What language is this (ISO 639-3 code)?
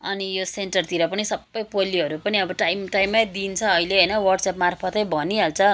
nep